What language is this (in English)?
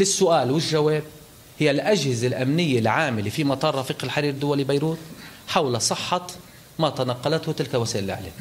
Arabic